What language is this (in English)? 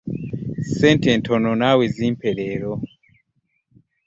Ganda